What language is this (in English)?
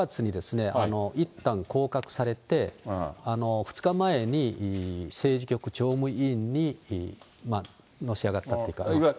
Japanese